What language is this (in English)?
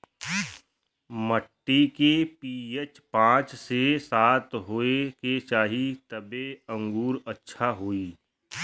Bhojpuri